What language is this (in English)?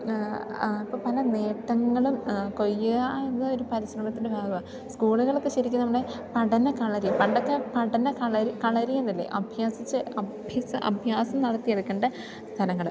Malayalam